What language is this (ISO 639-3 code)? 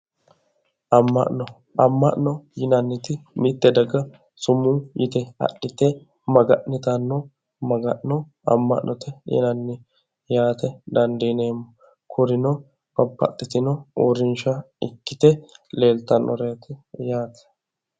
sid